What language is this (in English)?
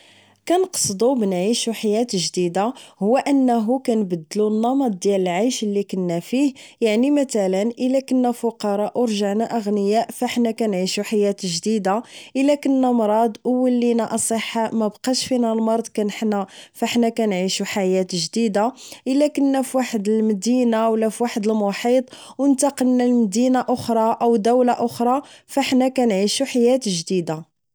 Moroccan Arabic